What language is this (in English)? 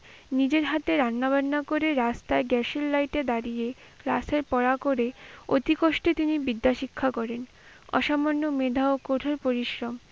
Bangla